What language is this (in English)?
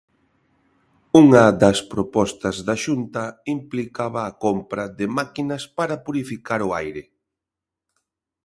Galician